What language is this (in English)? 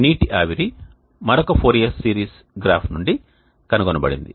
Telugu